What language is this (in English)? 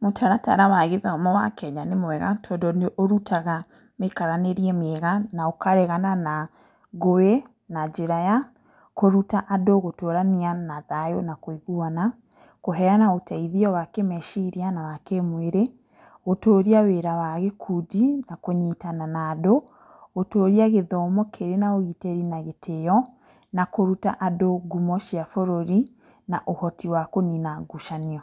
Kikuyu